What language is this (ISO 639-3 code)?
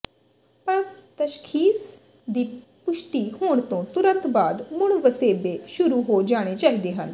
pan